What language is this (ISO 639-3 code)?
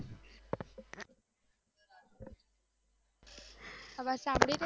guj